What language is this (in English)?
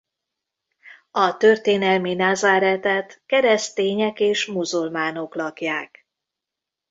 Hungarian